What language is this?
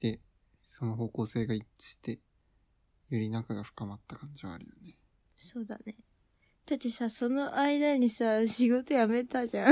Japanese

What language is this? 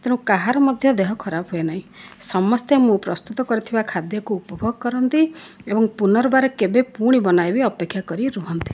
Odia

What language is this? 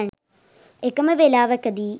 Sinhala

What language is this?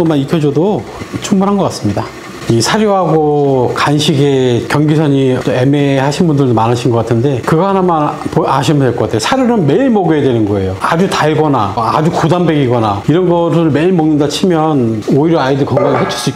Korean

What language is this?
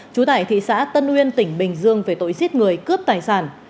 Vietnamese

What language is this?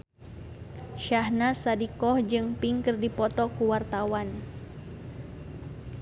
Sundanese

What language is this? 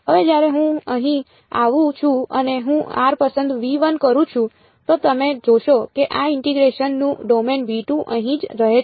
Gujarati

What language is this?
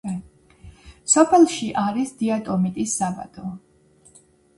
Georgian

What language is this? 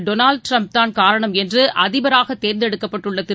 Tamil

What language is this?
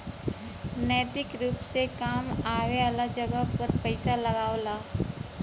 Bhojpuri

